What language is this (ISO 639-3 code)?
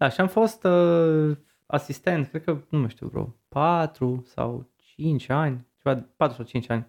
ron